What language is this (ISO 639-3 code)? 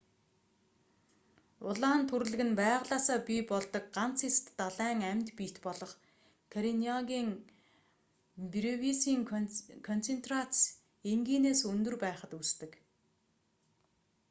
mon